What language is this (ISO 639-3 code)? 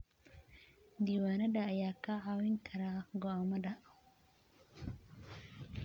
som